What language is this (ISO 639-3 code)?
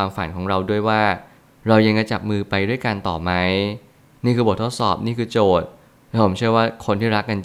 tha